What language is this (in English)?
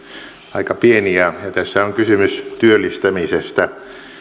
Finnish